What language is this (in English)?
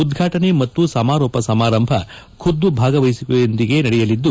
Kannada